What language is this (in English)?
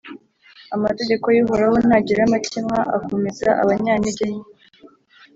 Kinyarwanda